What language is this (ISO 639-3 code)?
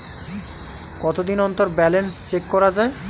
ben